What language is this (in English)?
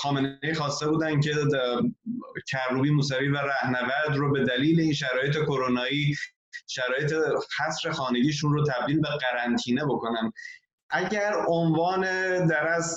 Persian